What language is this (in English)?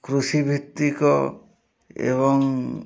Odia